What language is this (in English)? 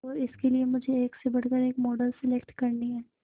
Hindi